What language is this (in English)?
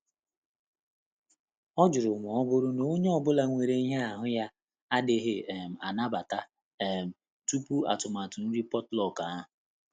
Igbo